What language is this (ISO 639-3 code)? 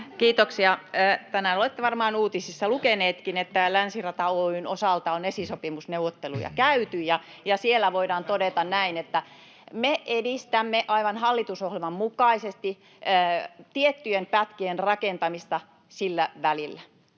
fin